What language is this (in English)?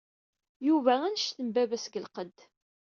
Kabyle